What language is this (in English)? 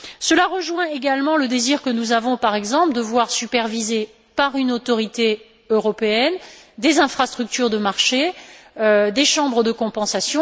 French